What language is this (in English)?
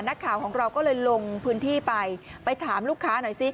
Thai